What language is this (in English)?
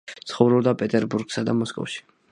Georgian